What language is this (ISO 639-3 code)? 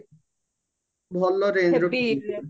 ori